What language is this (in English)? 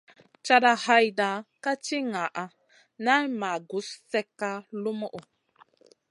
Masana